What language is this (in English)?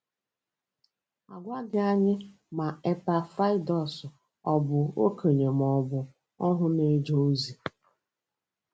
Igbo